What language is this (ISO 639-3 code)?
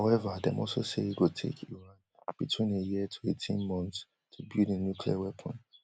pcm